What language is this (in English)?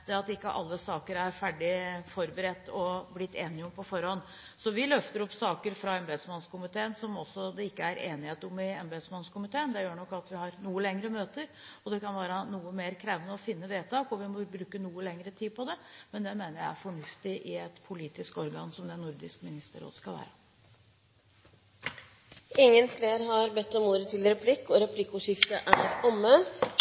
Norwegian